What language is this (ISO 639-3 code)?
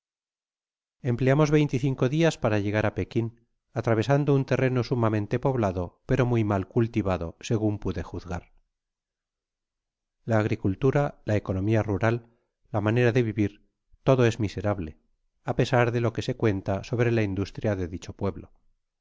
spa